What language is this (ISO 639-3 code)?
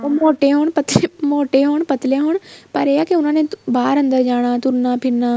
pan